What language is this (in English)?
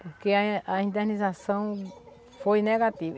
Portuguese